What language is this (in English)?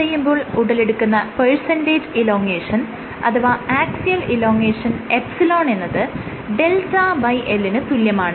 Malayalam